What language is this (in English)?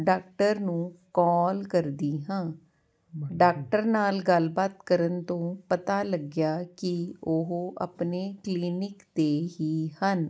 Punjabi